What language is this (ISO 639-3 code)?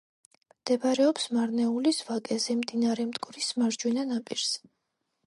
kat